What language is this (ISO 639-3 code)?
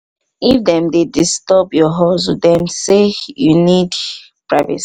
pcm